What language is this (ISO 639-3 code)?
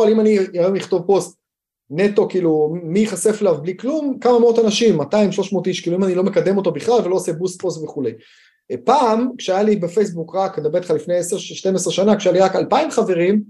heb